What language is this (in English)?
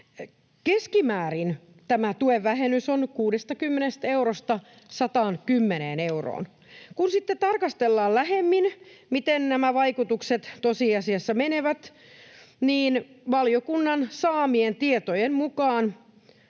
Finnish